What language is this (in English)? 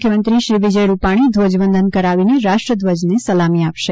Gujarati